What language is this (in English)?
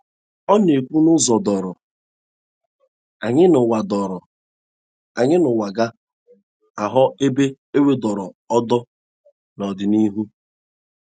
Igbo